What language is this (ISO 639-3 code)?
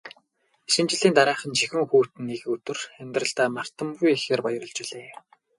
mon